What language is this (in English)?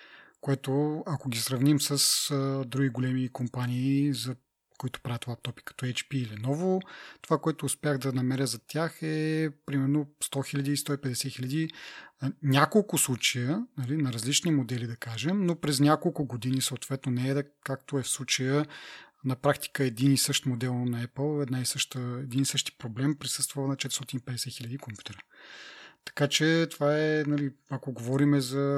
Bulgarian